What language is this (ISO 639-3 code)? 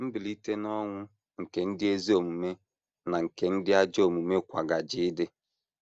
ibo